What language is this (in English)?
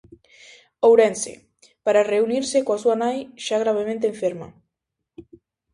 Galician